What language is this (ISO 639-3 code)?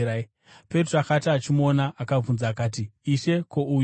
sna